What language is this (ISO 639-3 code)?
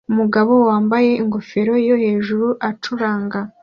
kin